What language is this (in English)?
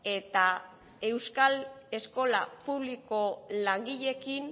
Basque